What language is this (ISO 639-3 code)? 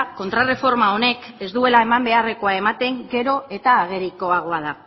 eus